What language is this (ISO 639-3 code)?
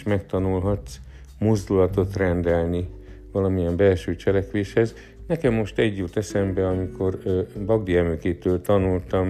hun